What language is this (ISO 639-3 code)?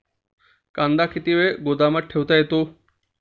mar